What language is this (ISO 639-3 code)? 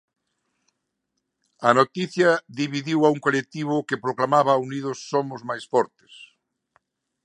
glg